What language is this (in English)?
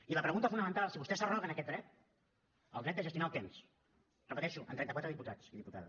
Catalan